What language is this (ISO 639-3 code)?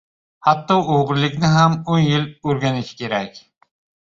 uzb